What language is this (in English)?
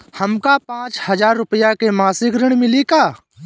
Bhojpuri